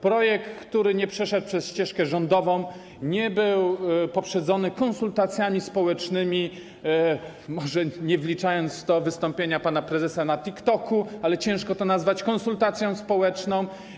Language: Polish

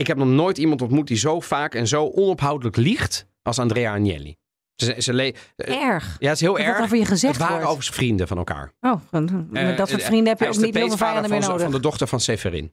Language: Dutch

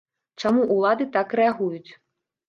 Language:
Belarusian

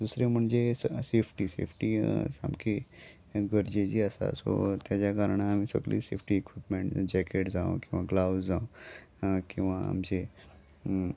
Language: Konkani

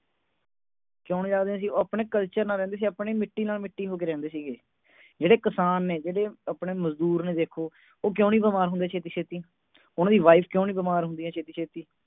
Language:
Punjabi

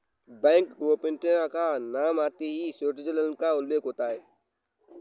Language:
Hindi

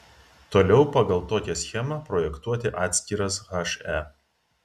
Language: Lithuanian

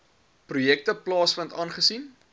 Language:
Afrikaans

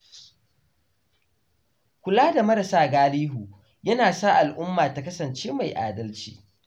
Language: Hausa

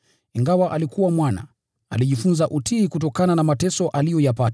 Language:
Swahili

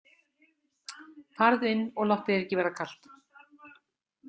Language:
Icelandic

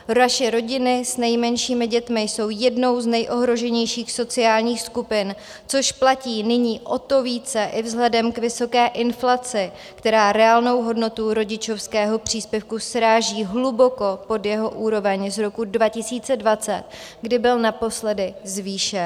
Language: Czech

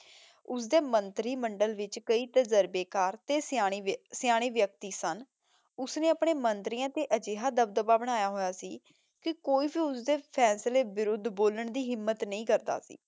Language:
Punjabi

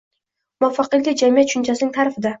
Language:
Uzbek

